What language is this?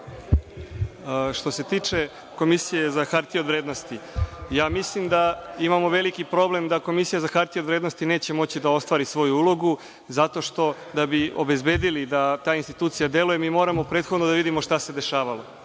Serbian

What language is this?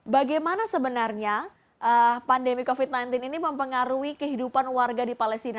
Indonesian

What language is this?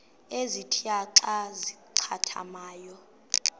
Xhosa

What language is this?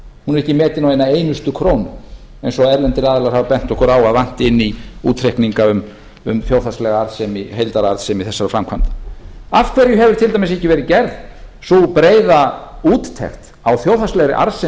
Icelandic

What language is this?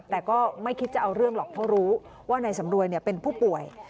Thai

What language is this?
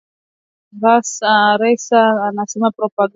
Swahili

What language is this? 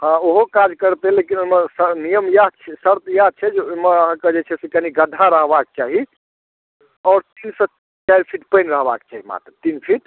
Maithili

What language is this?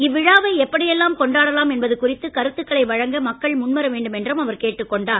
Tamil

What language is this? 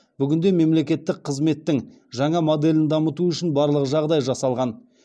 Kazakh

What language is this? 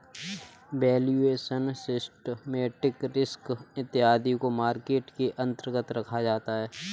Hindi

